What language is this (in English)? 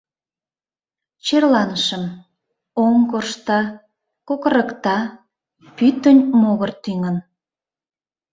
Mari